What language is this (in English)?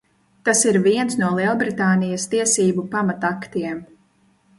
Latvian